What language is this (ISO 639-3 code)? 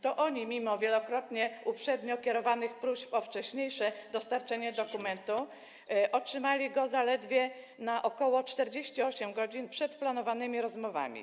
pol